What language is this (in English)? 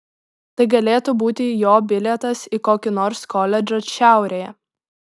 Lithuanian